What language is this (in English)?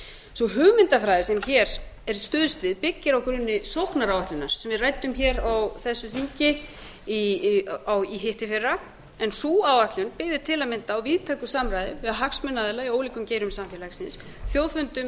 Icelandic